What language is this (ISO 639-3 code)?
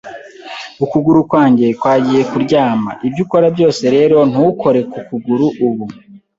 kin